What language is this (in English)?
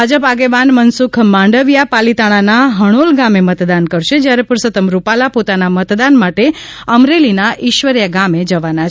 Gujarati